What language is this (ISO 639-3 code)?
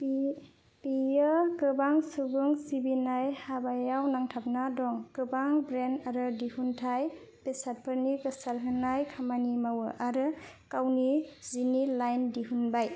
brx